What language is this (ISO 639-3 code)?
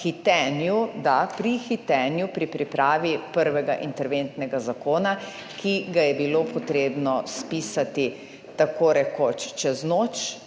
slv